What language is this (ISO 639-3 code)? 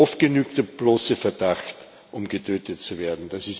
deu